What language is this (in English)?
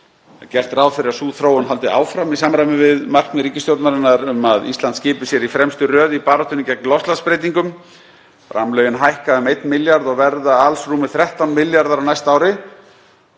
Icelandic